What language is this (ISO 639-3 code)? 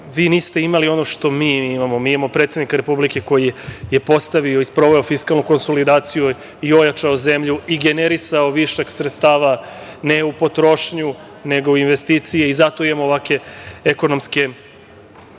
srp